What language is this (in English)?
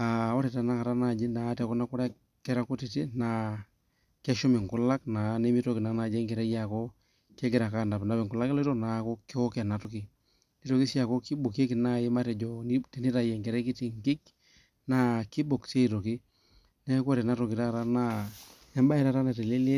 Masai